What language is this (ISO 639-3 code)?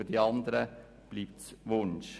gsw